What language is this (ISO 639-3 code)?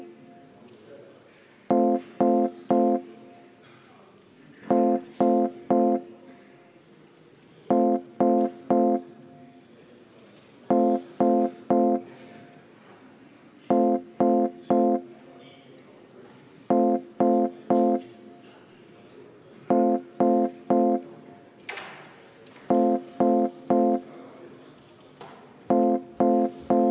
est